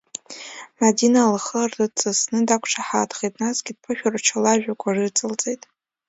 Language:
Abkhazian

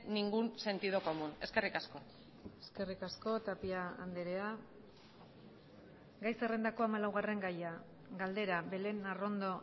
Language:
Basque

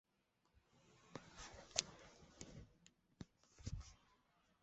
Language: Chinese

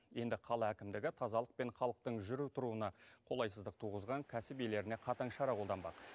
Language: Kazakh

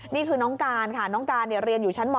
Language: Thai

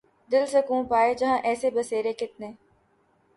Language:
Urdu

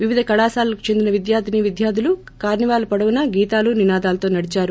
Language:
Telugu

